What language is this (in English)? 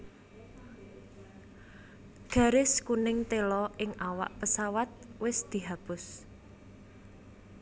Javanese